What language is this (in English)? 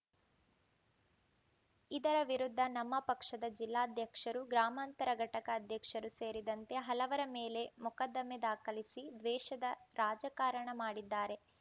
Kannada